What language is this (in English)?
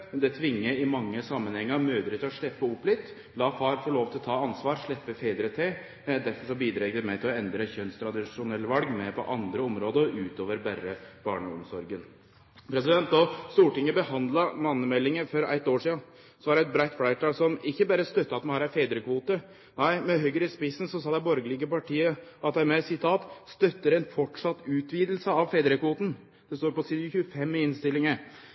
Norwegian Nynorsk